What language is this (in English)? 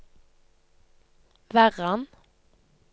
Norwegian